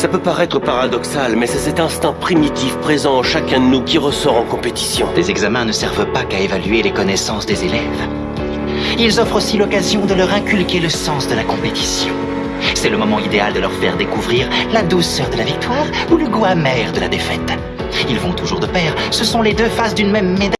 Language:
French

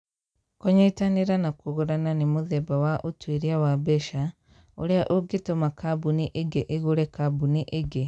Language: Kikuyu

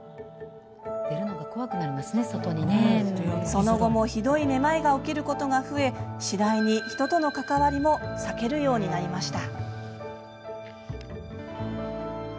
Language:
Japanese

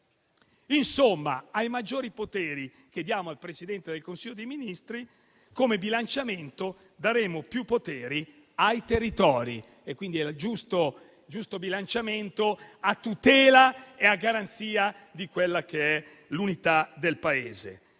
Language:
Italian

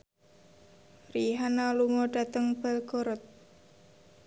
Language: Javanese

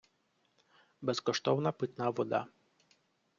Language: Ukrainian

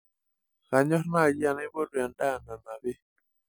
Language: Masai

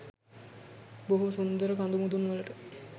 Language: Sinhala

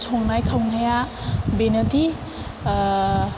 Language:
Bodo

